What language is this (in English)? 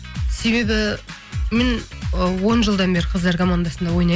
Kazakh